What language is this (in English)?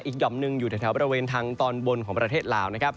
Thai